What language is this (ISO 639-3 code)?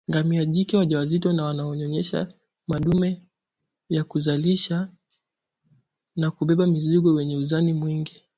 swa